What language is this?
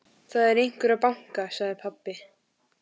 Icelandic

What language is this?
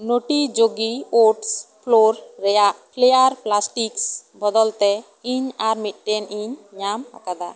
Santali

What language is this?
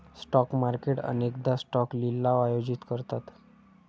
Marathi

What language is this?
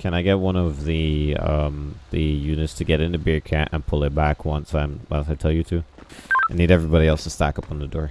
English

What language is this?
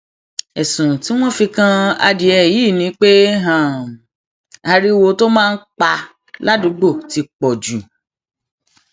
Yoruba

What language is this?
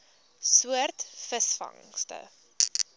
Afrikaans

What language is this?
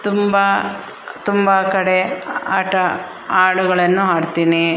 Kannada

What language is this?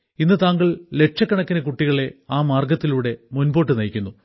Malayalam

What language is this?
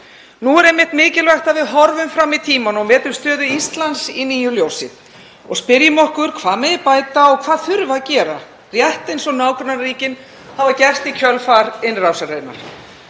Icelandic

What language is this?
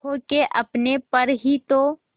Hindi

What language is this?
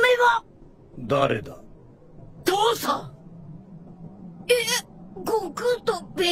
Japanese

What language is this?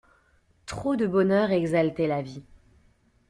French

